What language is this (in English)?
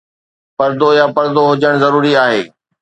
Sindhi